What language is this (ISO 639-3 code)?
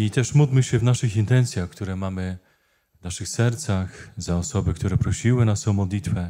pol